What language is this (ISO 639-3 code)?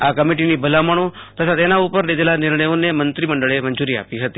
guj